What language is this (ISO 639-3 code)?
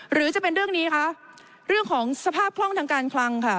tha